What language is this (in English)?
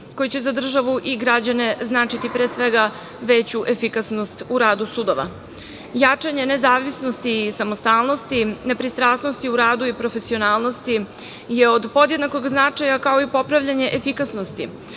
Serbian